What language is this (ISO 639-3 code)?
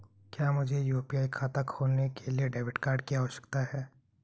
hin